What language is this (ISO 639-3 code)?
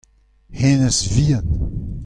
bre